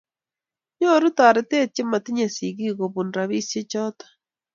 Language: Kalenjin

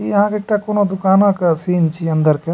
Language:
Maithili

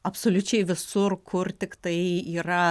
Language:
Lithuanian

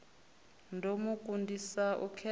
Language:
Venda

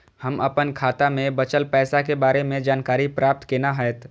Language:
Maithili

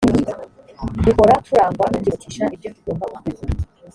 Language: Kinyarwanda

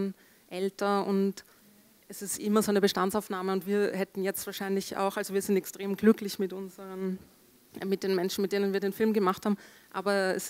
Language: German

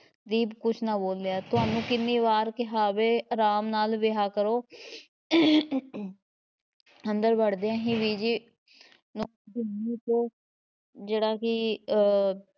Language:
Punjabi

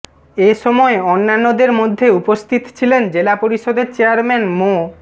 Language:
Bangla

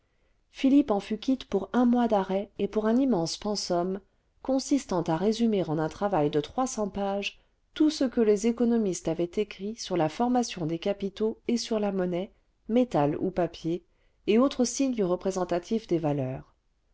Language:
French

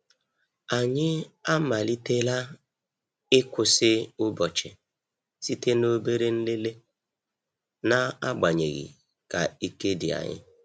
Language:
Igbo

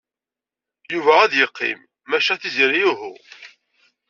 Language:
Kabyle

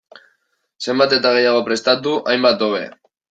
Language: Basque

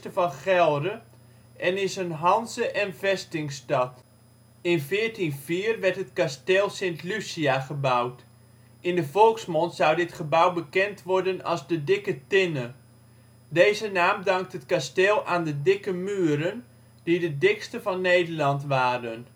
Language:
Dutch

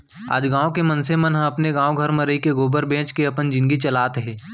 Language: Chhattisgarhi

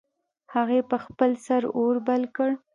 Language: Pashto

